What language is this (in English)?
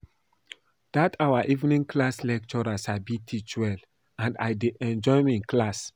Nigerian Pidgin